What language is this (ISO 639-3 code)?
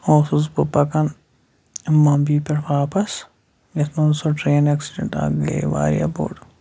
kas